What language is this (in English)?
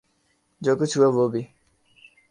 Urdu